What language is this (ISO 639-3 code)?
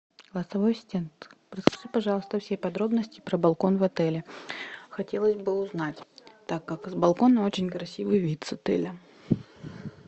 rus